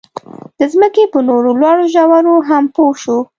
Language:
Pashto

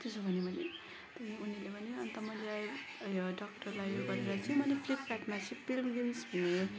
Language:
Nepali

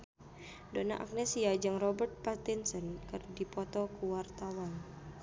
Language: Sundanese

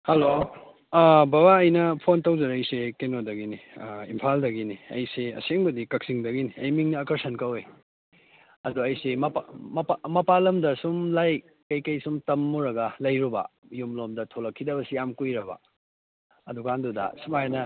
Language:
Manipuri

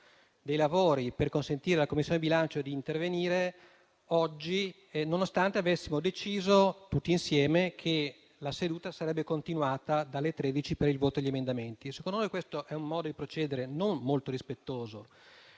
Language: Italian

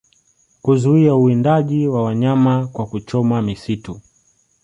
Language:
Swahili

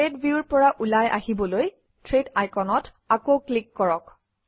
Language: Assamese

